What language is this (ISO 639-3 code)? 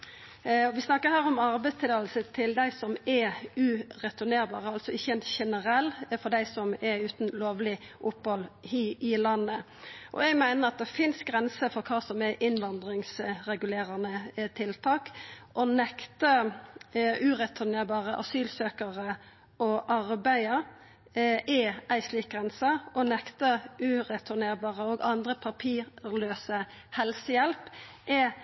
nno